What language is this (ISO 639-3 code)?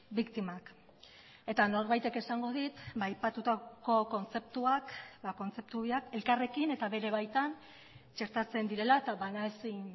eus